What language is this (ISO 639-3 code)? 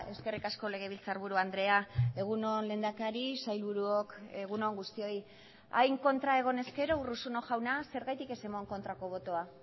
eus